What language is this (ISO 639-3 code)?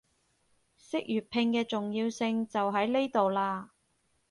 yue